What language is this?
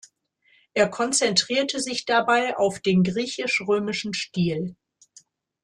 German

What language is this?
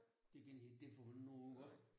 Danish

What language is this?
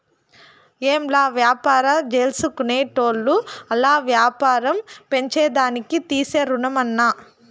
Telugu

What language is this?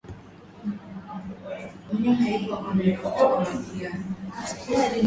Swahili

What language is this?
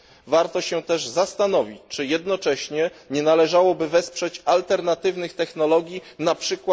Polish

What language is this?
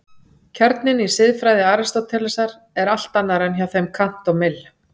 Icelandic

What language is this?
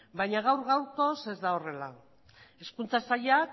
Basque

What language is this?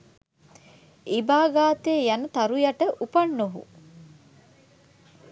Sinhala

